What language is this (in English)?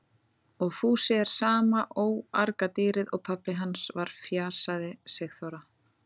Icelandic